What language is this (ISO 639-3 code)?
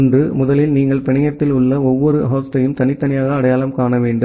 tam